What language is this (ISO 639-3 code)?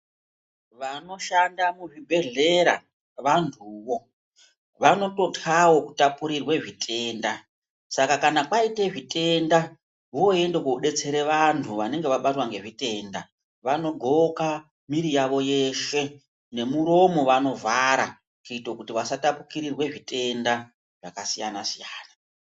ndc